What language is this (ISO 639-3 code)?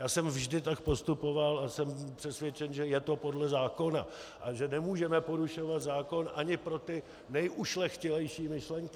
ces